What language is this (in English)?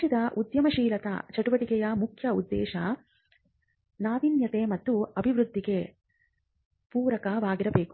Kannada